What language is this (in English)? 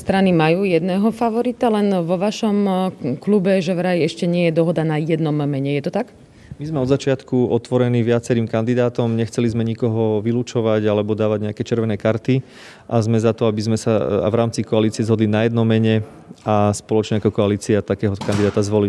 Slovak